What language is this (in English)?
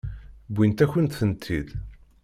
Kabyle